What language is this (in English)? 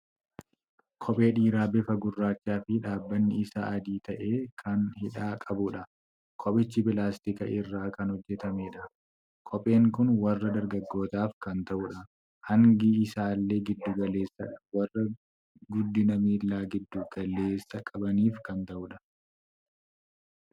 Oromo